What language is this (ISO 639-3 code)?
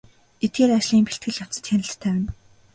mon